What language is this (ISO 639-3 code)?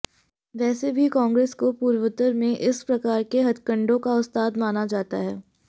hin